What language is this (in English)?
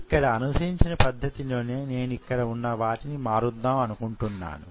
Telugu